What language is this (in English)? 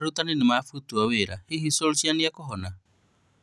Kikuyu